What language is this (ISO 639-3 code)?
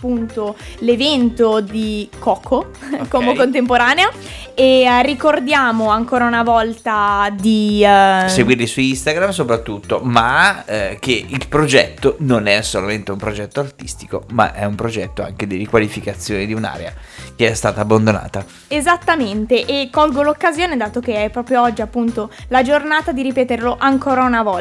ita